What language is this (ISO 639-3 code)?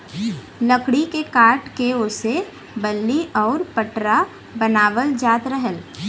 bho